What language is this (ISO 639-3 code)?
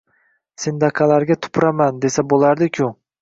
uzb